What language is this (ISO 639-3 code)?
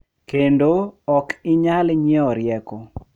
luo